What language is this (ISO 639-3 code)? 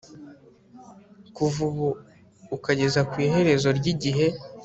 kin